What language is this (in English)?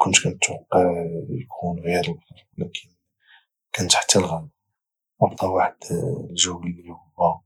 Moroccan Arabic